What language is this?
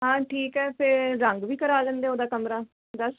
Punjabi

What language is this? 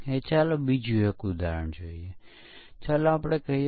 Gujarati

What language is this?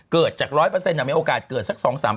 Thai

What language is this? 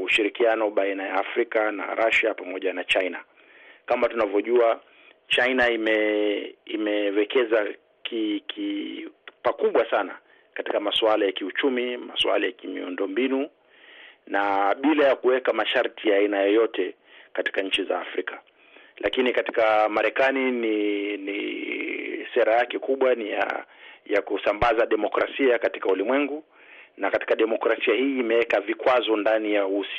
Swahili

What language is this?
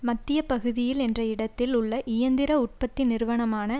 Tamil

